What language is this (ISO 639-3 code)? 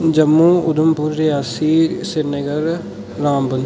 doi